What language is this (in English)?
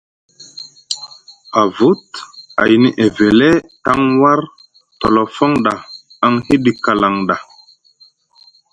Musgu